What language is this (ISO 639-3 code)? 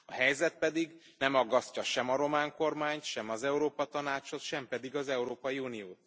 hun